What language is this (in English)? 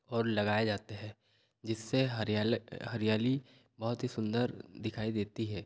Hindi